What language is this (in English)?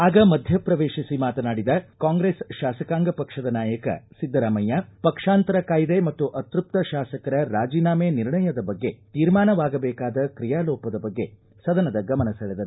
Kannada